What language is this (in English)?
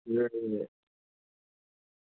Dogri